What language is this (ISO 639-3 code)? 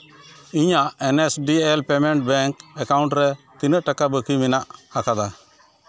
sat